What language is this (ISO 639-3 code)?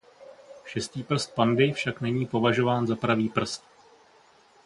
ces